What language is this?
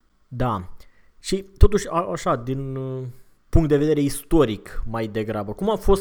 Romanian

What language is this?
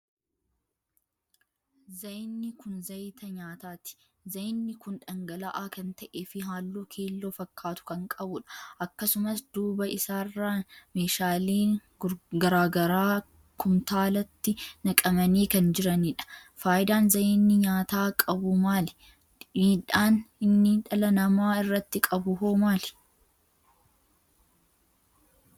Oromo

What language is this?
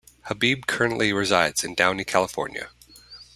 English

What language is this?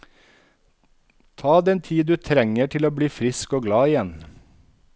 Norwegian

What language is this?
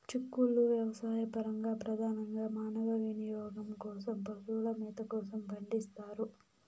Telugu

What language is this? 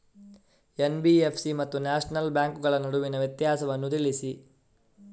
Kannada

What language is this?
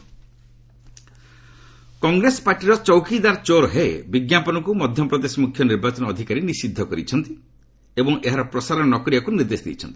Odia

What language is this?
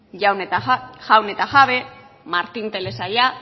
Basque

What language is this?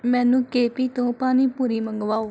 Punjabi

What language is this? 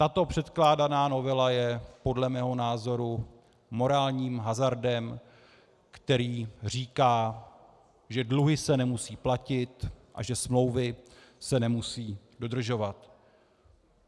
Czech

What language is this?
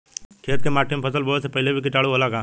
Bhojpuri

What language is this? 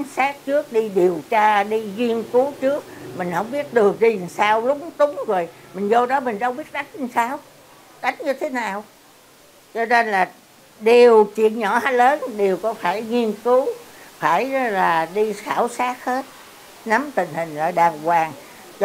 Vietnamese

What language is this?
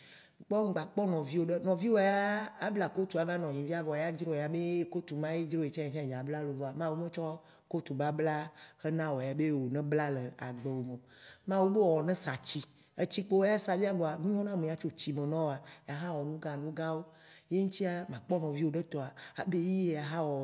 Waci Gbe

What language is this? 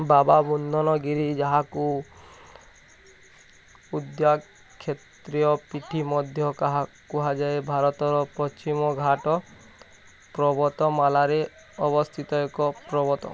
Odia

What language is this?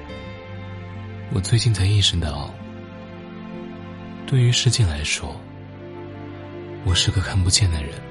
Chinese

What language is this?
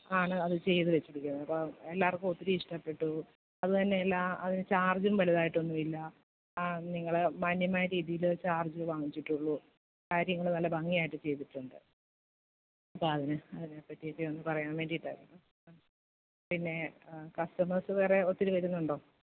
Malayalam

